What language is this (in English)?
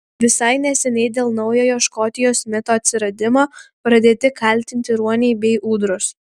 Lithuanian